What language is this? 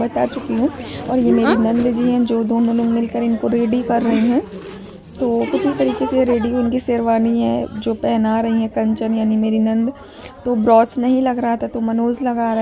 Hindi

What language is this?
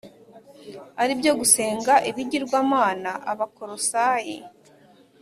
Kinyarwanda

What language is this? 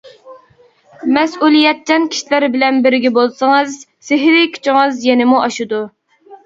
Uyghur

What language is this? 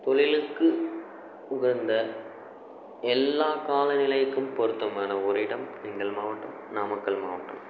Tamil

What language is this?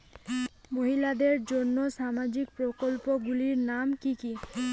Bangla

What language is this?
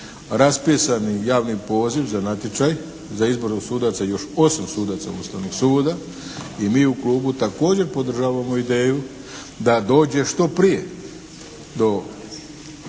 Croatian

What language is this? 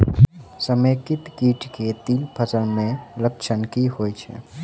Maithili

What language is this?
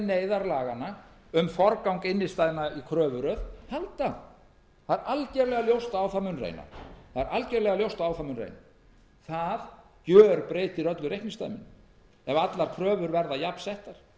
Icelandic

